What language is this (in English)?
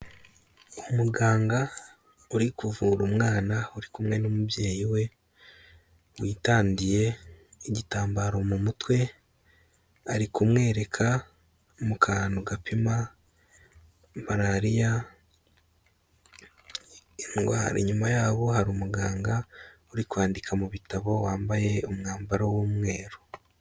Kinyarwanda